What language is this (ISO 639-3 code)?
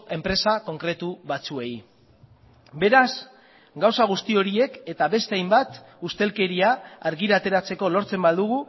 eus